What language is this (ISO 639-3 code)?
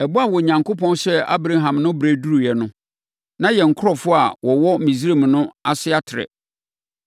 aka